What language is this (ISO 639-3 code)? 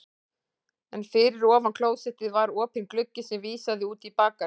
isl